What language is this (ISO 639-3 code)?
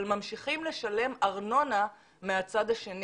heb